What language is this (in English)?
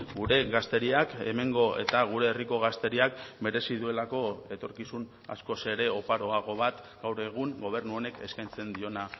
Basque